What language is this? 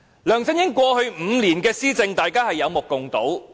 Cantonese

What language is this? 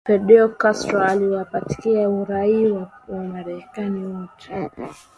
Swahili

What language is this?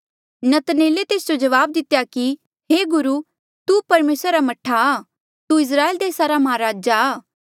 Mandeali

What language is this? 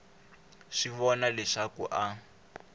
Tsonga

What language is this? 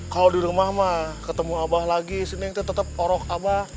Indonesian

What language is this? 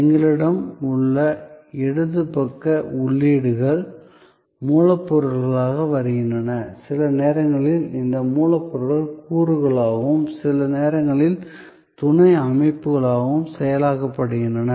Tamil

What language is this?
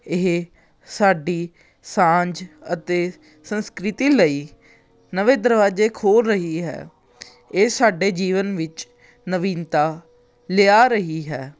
Punjabi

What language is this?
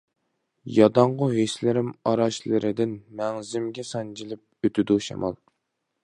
Uyghur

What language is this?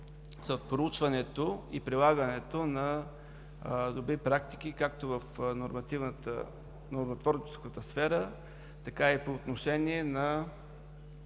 Bulgarian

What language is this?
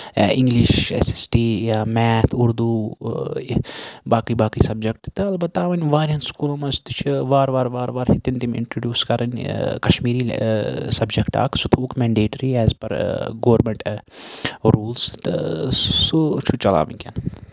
Kashmiri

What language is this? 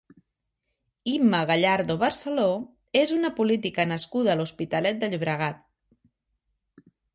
Catalan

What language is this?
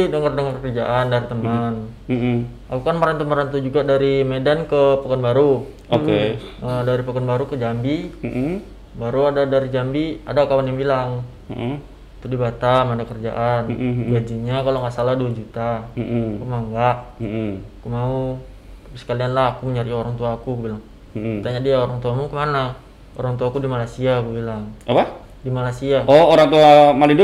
Indonesian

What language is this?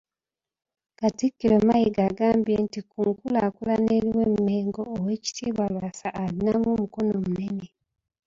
Ganda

